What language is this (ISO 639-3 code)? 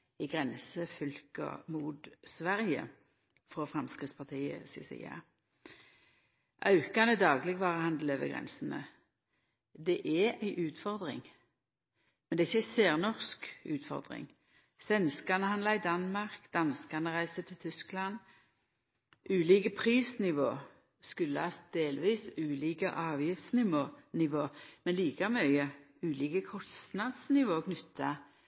nno